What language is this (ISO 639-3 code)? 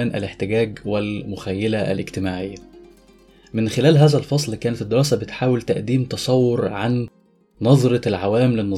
ara